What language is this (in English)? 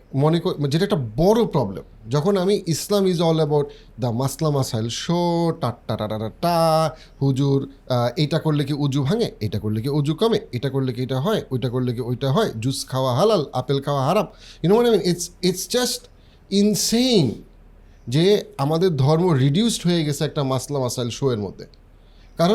Bangla